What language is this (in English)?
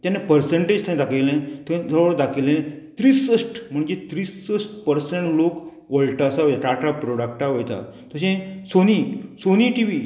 Konkani